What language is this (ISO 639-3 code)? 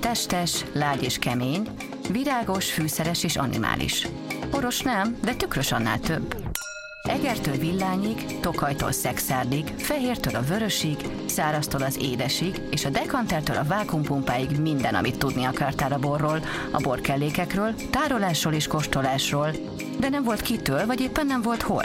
hun